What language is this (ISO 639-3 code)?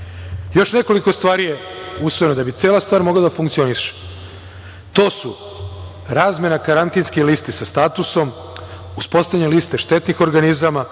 srp